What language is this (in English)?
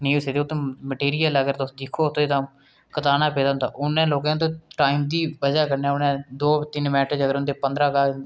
Dogri